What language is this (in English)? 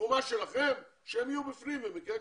Hebrew